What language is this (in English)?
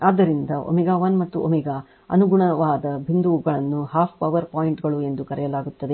Kannada